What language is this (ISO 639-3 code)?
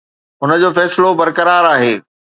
snd